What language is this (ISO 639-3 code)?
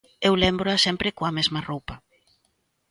glg